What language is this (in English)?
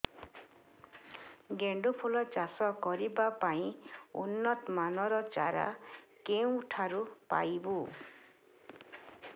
Odia